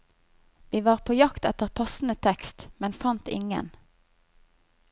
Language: Norwegian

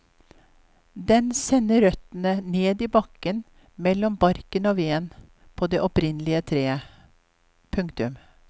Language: Norwegian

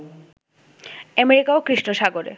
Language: Bangla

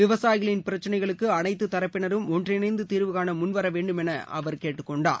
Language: Tamil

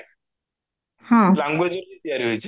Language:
Odia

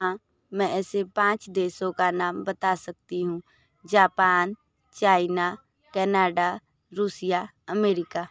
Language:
Hindi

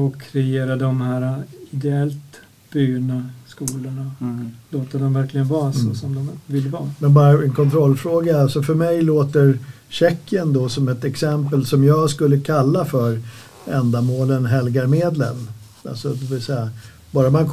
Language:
Swedish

